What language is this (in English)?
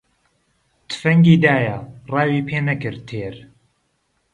Central Kurdish